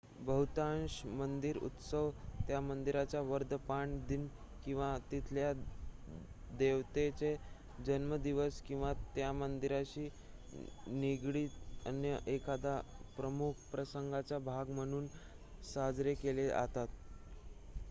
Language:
Marathi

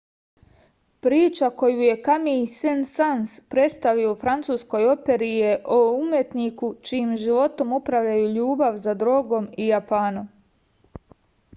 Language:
Serbian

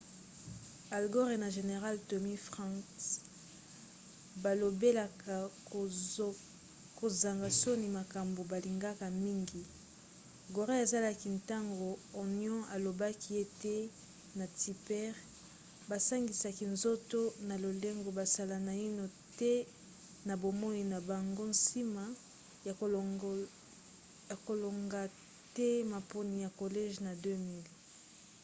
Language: Lingala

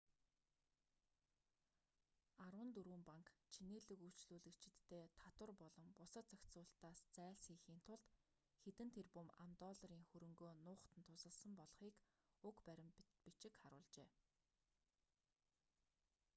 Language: Mongolian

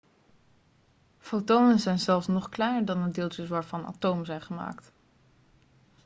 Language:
Dutch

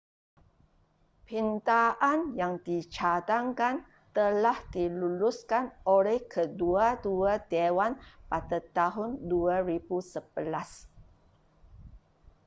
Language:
Malay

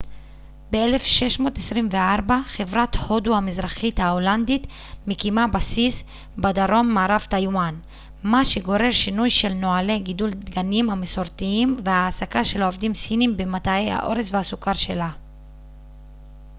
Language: Hebrew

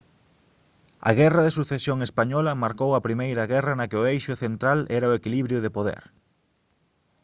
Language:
Galician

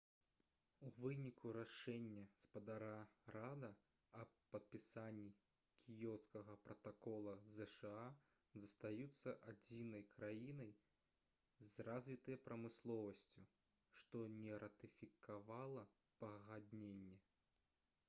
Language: Belarusian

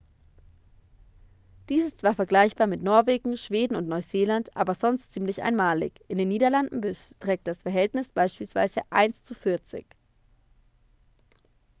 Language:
German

